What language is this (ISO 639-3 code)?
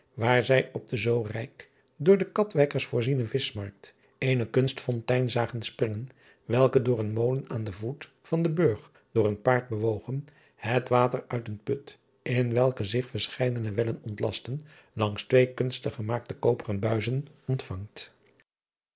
nld